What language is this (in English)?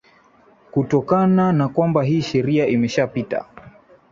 Swahili